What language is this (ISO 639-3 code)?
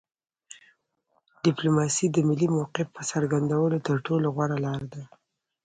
pus